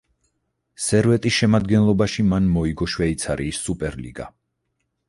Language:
Georgian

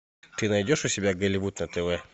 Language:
Russian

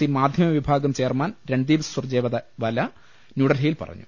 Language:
Malayalam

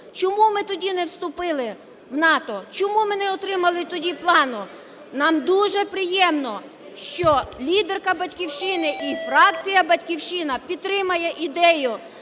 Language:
Ukrainian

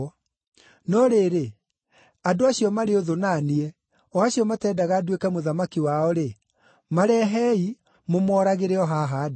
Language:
Kikuyu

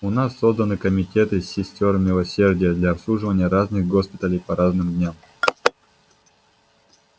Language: Russian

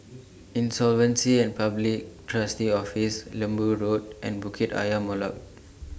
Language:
English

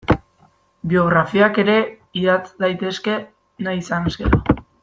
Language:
Basque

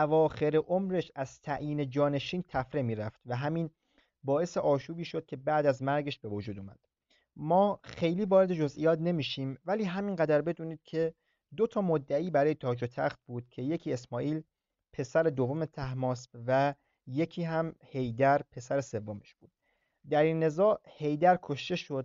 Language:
Persian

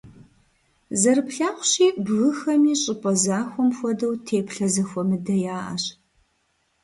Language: Kabardian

